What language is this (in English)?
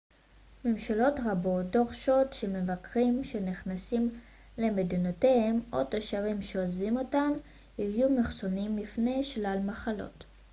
Hebrew